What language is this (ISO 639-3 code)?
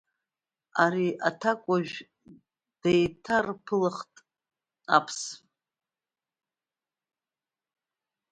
abk